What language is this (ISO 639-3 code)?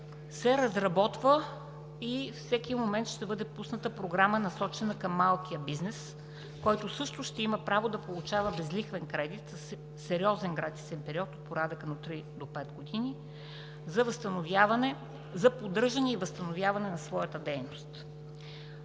bul